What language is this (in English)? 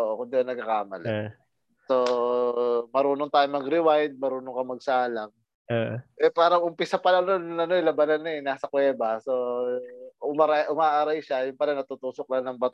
Filipino